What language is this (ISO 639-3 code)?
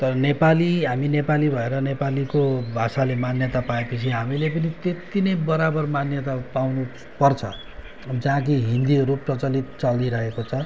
nep